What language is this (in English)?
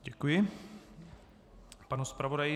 Czech